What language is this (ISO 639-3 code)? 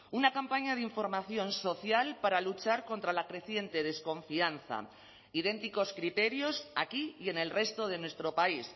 spa